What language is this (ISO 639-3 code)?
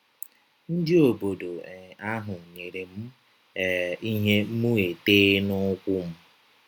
ibo